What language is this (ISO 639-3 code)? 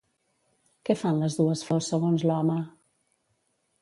cat